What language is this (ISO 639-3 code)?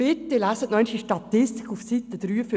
gsw